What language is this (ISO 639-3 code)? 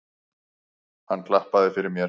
isl